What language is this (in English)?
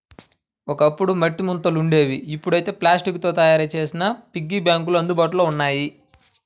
Telugu